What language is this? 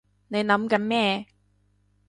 Cantonese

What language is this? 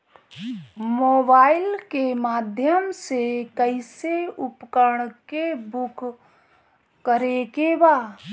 Bhojpuri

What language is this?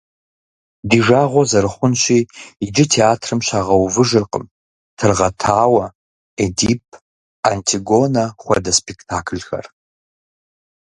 Kabardian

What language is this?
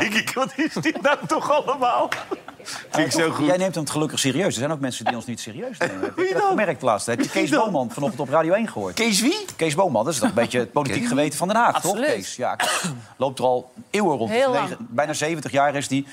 Dutch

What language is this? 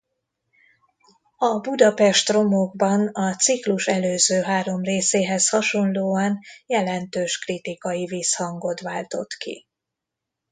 Hungarian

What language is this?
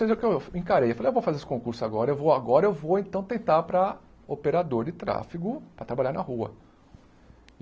Portuguese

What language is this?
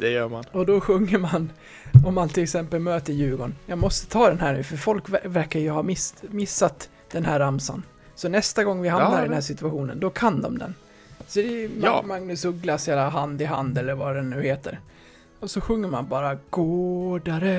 Swedish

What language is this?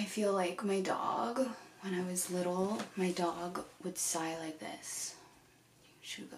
English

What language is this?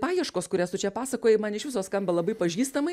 Lithuanian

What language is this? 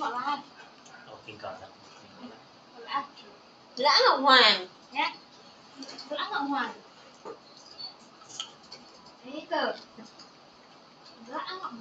Vietnamese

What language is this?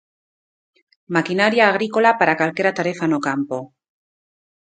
Galician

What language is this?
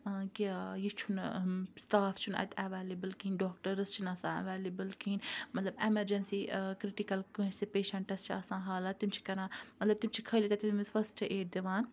Kashmiri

